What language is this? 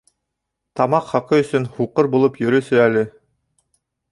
Bashkir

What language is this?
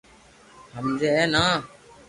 Loarki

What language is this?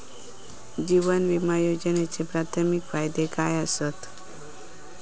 Marathi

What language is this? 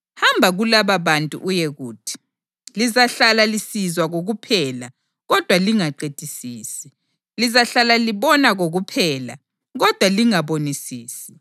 North Ndebele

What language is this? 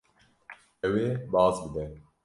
Kurdish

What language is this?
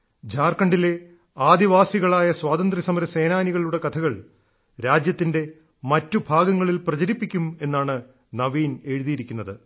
Malayalam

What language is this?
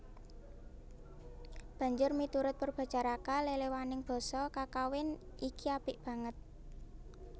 Javanese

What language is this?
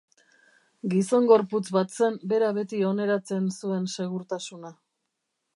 Basque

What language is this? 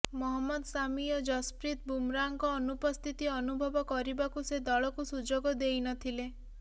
Odia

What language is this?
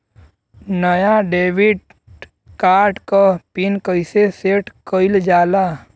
Bhojpuri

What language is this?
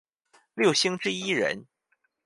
Chinese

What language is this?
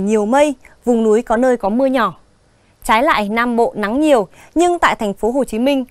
Vietnamese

